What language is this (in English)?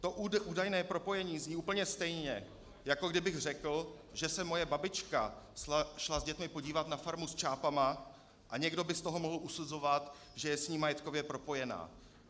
Czech